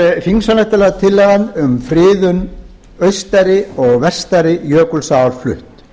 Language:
Icelandic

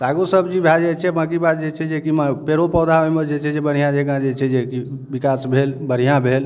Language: Maithili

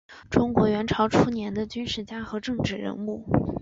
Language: Chinese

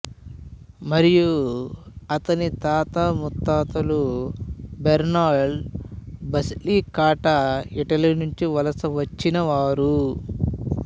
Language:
Telugu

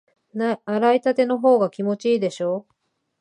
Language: Japanese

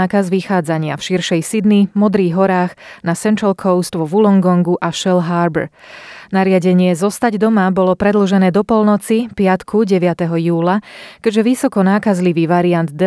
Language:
Slovak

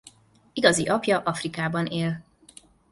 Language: Hungarian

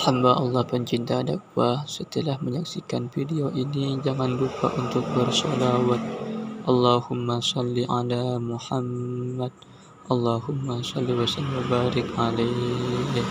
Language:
Indonesian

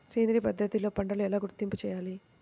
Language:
Telugu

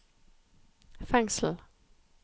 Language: Norwegian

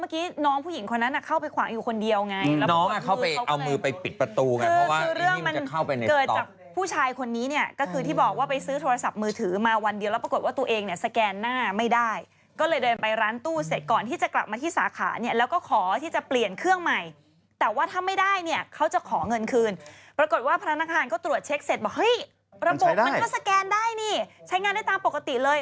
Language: Thai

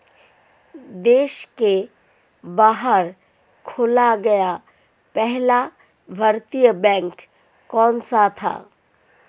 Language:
Hindi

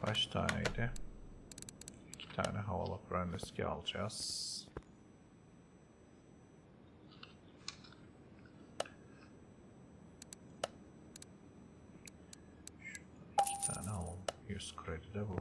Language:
Turkish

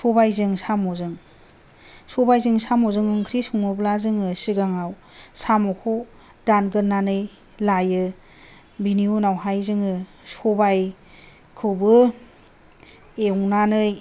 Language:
Bodo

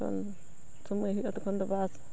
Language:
Santali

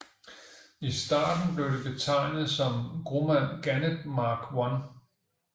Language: Danish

